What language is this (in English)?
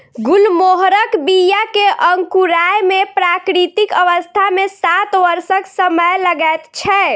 Maithili